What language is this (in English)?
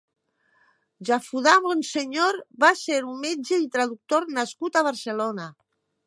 Catalan